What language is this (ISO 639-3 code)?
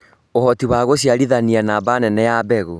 kik